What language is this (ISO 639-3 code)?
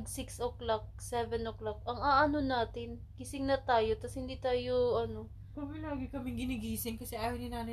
fil